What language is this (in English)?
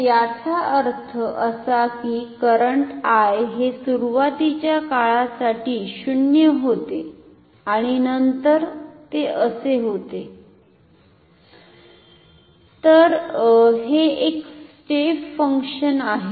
Marathi